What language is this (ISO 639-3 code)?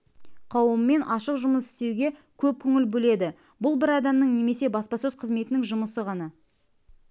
kaz